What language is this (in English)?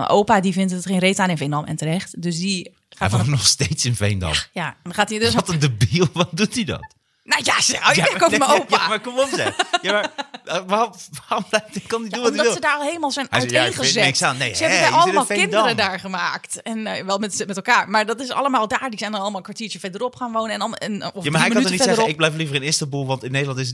Dutch